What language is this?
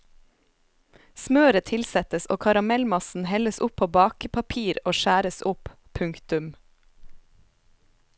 Norwegian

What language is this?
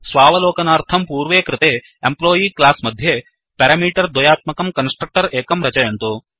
Sanskrit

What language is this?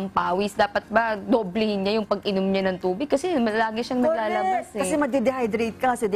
Filipino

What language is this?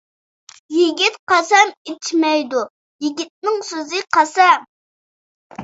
Uyghur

